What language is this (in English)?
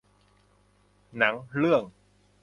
Thai